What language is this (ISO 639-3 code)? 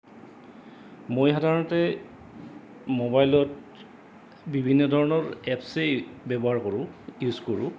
asm